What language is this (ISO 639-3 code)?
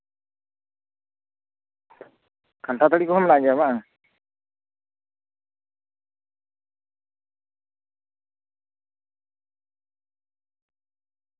sat